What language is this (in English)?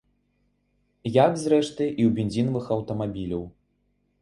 Belarusian